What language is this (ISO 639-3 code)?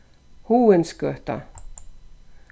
fao